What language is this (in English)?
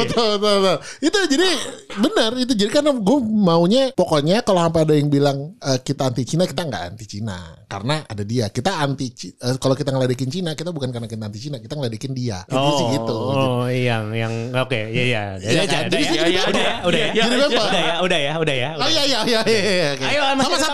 Indonesian